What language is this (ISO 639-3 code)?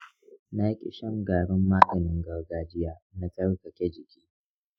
hau